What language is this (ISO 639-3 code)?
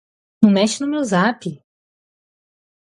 por